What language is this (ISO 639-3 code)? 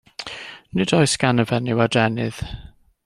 cym